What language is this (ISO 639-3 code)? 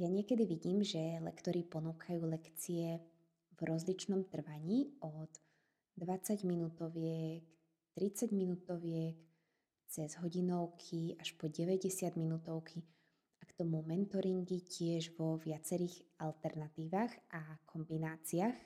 slk